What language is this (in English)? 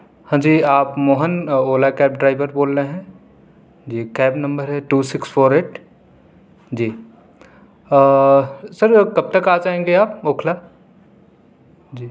Urdu